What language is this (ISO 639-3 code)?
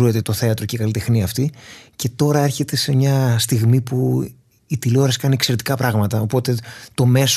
ell